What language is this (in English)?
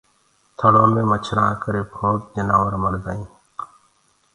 Gurgula